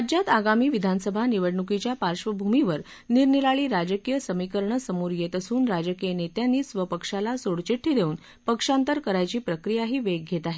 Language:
Marathi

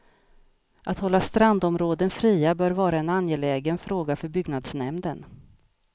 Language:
Swedish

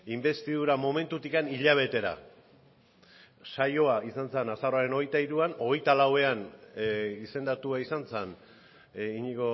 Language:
Basque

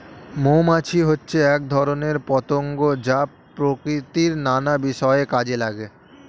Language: Bangla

